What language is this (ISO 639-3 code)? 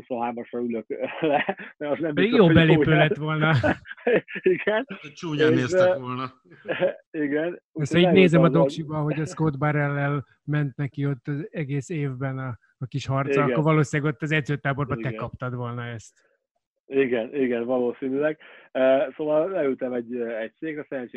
hun